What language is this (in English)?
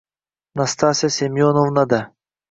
Uzbek